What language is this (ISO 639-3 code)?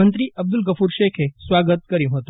guj